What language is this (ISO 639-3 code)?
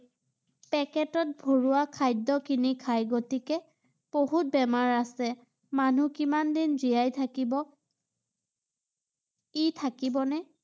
asm